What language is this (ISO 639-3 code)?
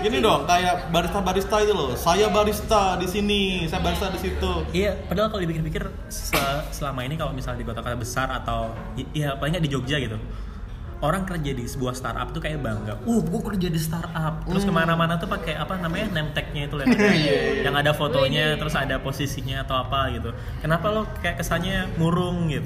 ind